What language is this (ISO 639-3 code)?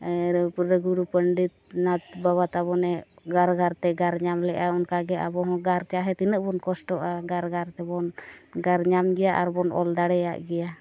sat